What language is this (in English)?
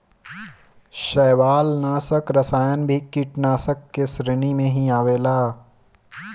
Bhojpuri